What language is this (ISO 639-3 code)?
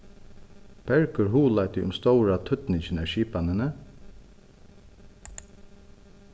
fao